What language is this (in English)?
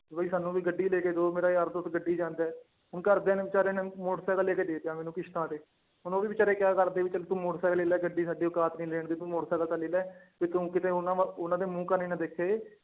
Punjabi